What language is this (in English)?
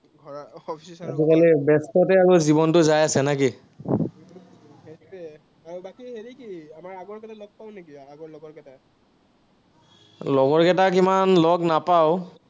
Assamese